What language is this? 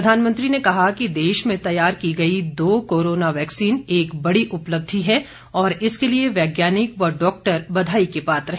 Hindi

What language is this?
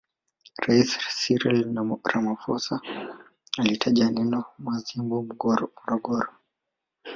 Swahili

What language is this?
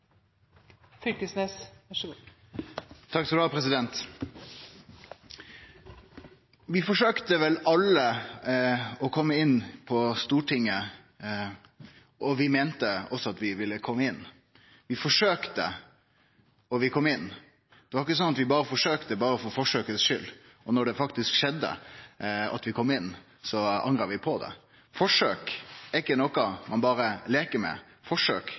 Norwegian Nynorsk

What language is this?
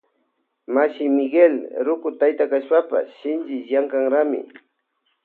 Loja Highland Quichua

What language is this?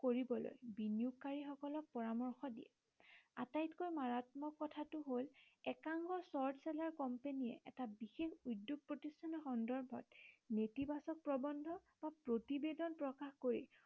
Assamese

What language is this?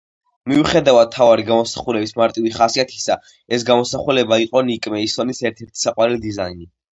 Georgian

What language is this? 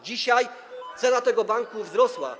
Polish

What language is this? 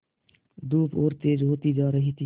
Hindi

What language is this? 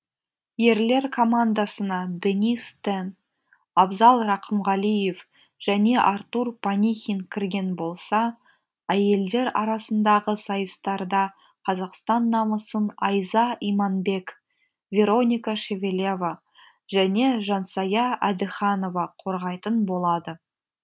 Kazakh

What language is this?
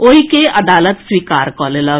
Maithili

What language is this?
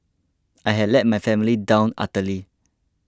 English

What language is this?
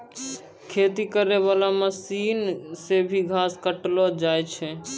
Maithili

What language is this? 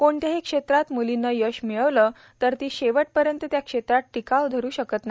Marathi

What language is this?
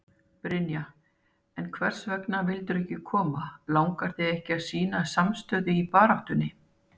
Icelandic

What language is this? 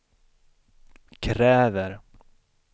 Swedish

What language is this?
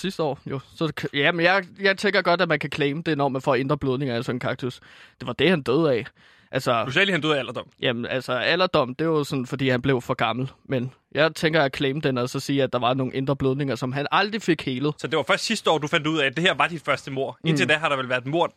Danish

